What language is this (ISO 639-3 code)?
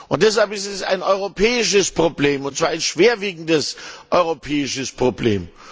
deu